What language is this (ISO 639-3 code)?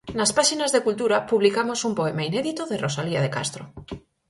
glg